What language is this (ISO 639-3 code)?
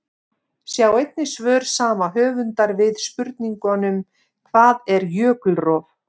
isl